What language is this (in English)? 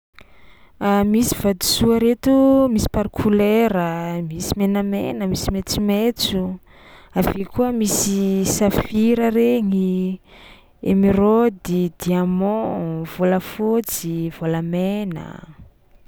Tsimihety Malagasy